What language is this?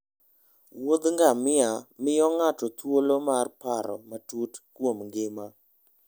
Luo (Kenya and Tanzania)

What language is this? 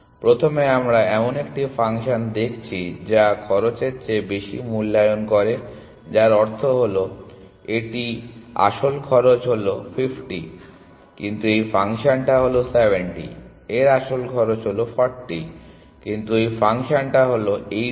Bangla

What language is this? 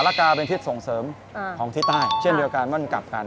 Thai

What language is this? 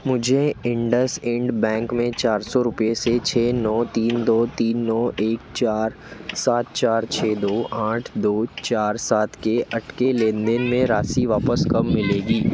Hindi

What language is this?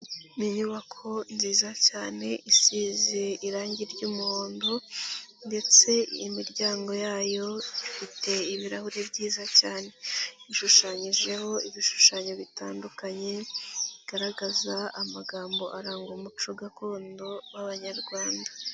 Kinyarwanda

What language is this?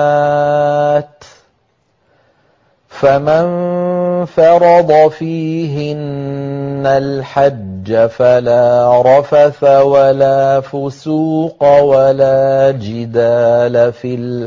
Arabic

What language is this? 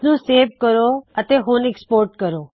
Punjabi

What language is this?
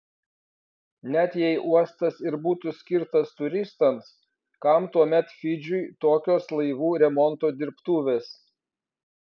Lithuanian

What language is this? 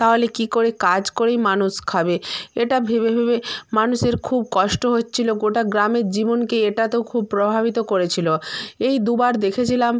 Bangla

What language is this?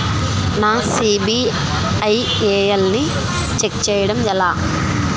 Telugu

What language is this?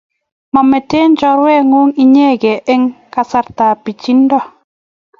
Kalenjin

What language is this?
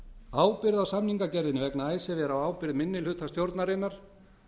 Icelandic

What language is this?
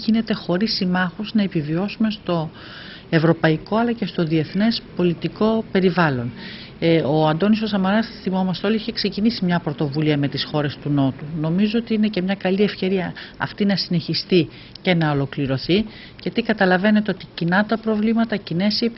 Greek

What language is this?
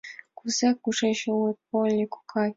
Mari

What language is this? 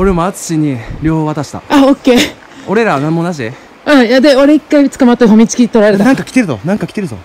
Japanese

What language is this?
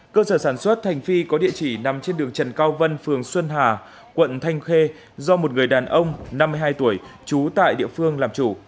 Vietnamese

